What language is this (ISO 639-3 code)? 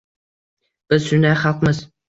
uzb